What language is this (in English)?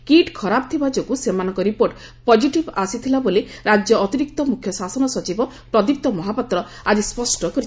Odia